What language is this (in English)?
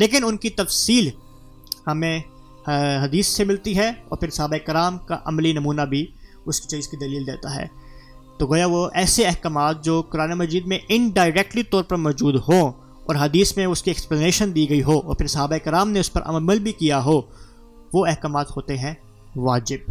Urdu